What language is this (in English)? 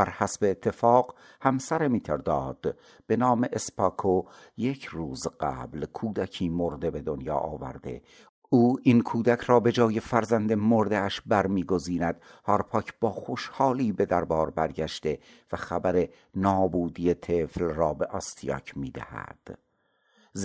Persian